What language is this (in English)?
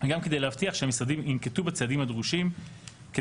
Hebrew